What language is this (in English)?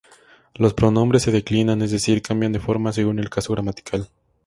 Spanish